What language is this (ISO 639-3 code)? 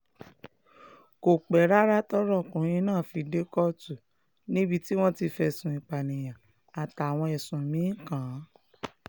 yor